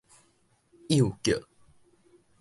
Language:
Min Nan Chinese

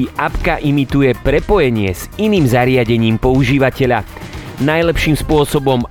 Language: Slovak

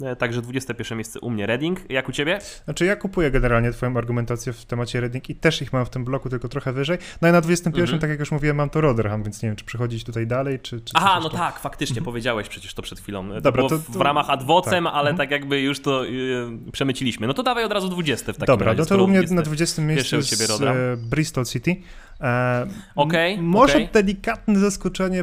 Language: Polish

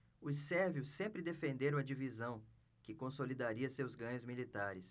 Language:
Portuguese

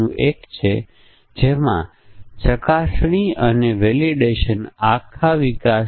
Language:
Gujarati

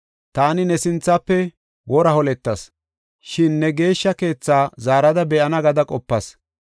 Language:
Gofa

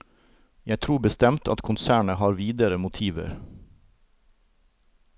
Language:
Norwegian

